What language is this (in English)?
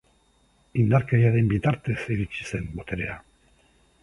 Basque